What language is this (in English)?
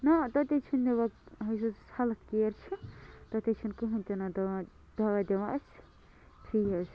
Kashmiri